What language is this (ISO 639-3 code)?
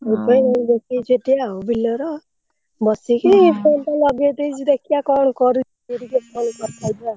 ori